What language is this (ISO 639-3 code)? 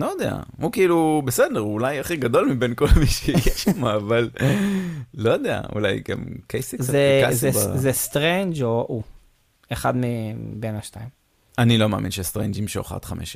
heb